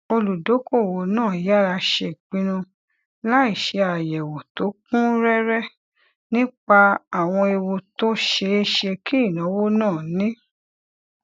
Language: Yoruba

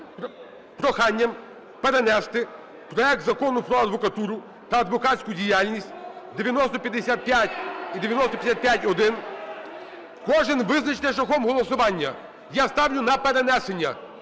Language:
Ukrainian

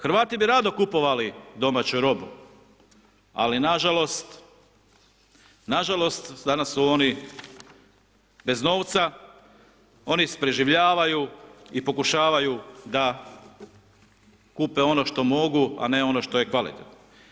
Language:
Croatian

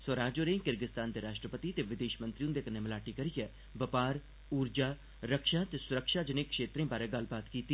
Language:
Dogri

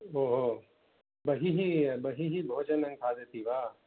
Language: Sanskrit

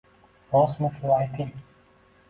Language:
Uzbek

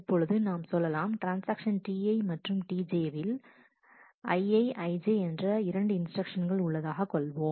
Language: Tamil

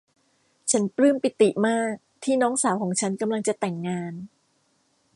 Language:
Thai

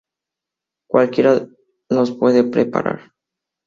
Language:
Spanish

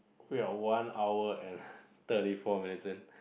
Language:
English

